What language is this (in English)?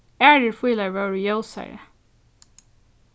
Faroese